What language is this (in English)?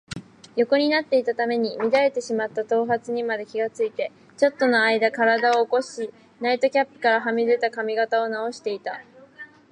Japanese